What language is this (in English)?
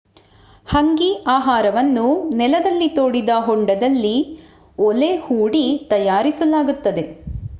Kannada